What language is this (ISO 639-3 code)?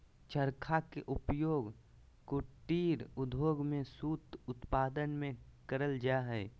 mag